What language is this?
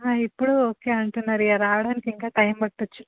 Telugu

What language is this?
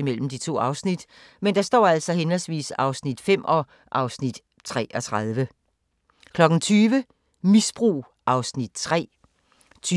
Danish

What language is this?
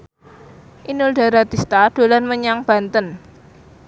Javanese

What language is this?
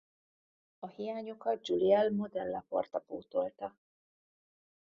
Hungarian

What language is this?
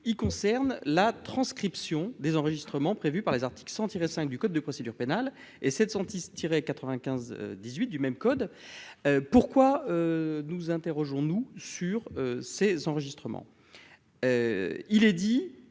French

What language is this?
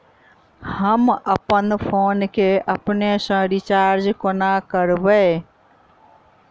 Maithili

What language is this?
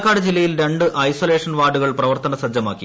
Malayalam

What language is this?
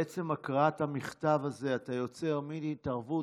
Hebrew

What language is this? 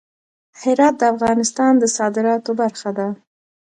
Pashto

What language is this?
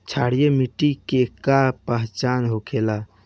Bhojpuri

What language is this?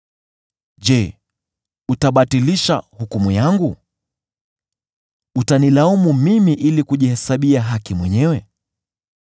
Swahili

